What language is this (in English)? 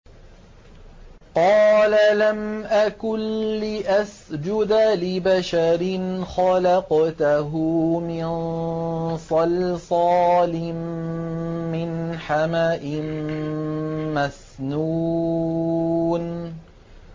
Arabic